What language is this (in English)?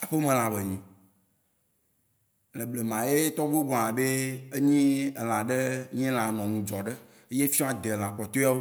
Waci Gbe